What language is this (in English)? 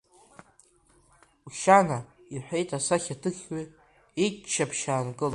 Abkhazian